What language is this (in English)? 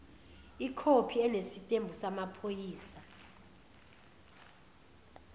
Zulu